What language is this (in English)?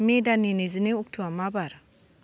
Bodo